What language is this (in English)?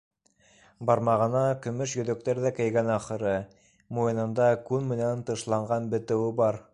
Bashkir